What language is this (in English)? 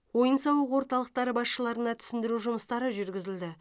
Kazakh